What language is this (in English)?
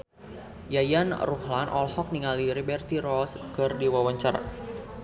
Sundanese